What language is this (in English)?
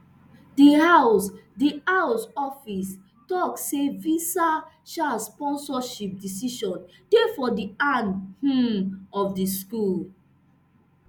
Nigerian Pidgin